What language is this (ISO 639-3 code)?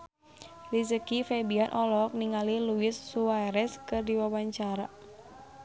sun